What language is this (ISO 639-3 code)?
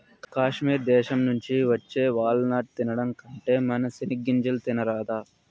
tel